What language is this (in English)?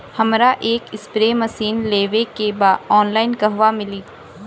Bhojpuri